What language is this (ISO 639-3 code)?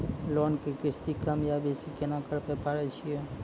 mai